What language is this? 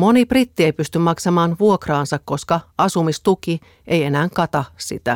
Finnish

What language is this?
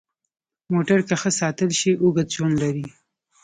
Pashto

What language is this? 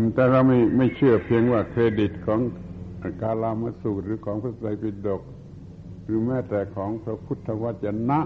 Thai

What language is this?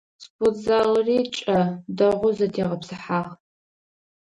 Adyghe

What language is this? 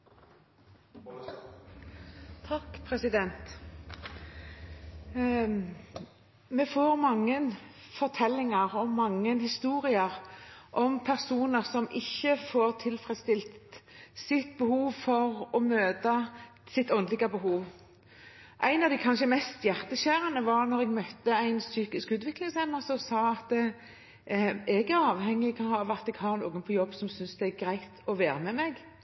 Norwegian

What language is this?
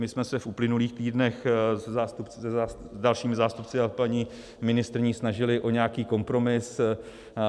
Czech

